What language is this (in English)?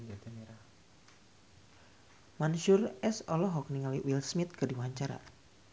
Sundanese